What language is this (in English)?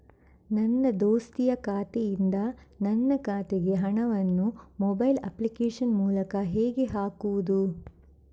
Kannada